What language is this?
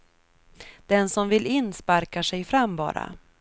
Swedish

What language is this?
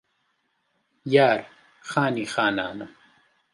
Central Kurdish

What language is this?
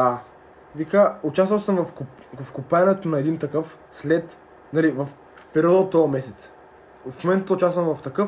Bulgarian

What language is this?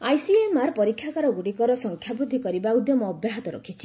Odia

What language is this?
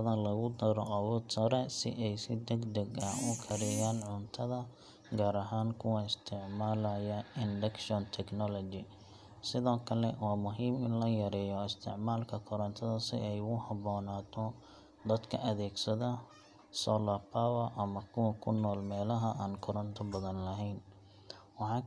Somali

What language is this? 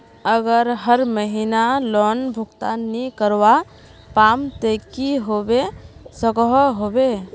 Magahi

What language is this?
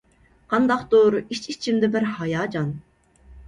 Uyghur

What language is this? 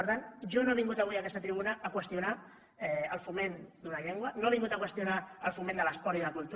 Catalan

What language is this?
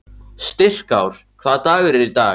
Icelandic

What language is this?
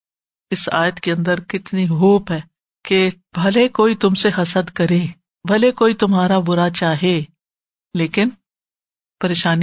Urdu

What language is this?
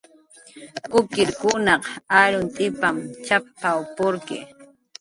Jaqaru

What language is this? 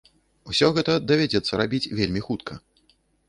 Belarusian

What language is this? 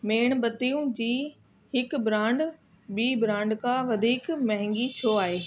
Sindhi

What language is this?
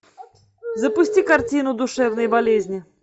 Russian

